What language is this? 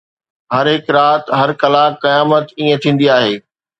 Sindhi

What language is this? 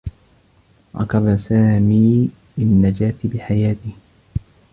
Arabic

